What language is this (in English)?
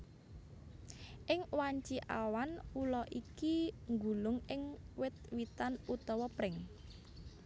Javanese